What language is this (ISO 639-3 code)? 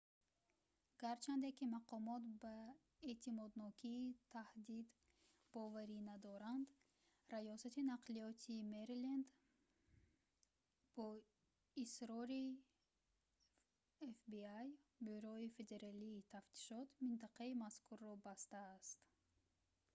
tgk